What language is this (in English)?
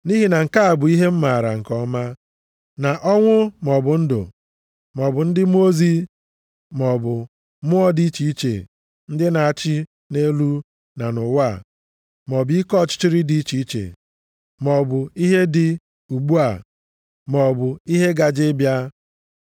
Igbo